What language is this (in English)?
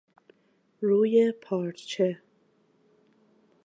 Persian